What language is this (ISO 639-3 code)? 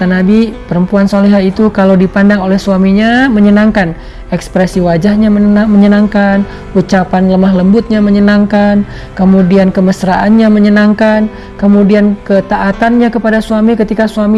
ind